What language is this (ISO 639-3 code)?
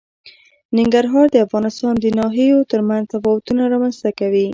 pus